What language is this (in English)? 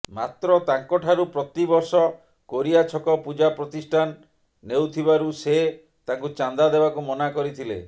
Odia